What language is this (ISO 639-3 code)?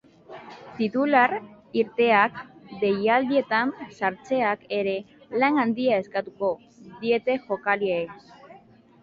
eus